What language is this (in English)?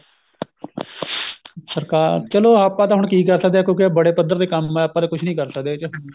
Punjabi